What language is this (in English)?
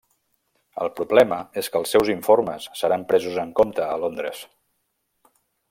Catalan